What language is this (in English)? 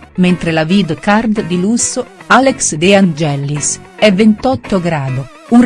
Italian